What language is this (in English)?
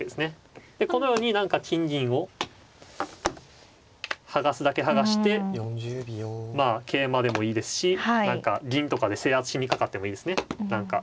Japanese